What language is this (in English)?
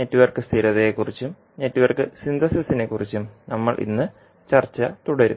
Malayalam